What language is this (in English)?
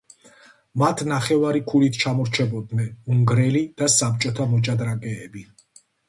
Georgian